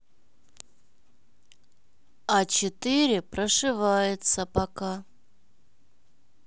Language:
Russian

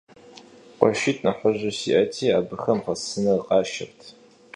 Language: Kabardian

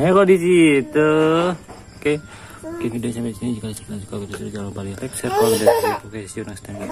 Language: Indonesian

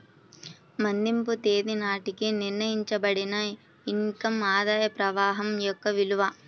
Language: Telugu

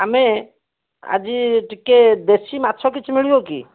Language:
Odia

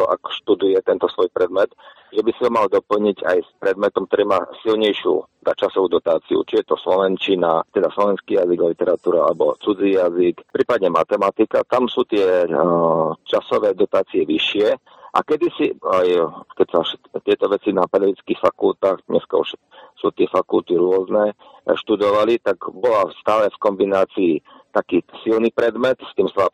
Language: Slovak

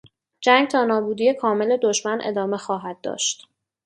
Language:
Persian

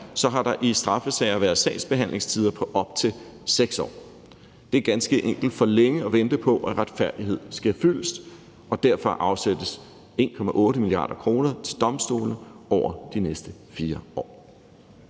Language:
Danish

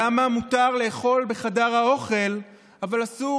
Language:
Hebrew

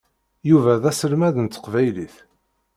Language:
Kabyle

